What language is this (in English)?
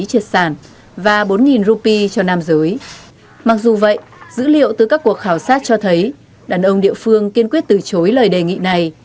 Vietnamese